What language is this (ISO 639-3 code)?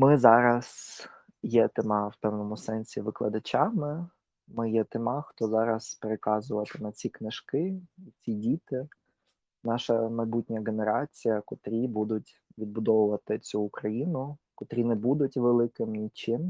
ukr